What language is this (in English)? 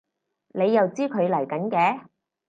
Cantonese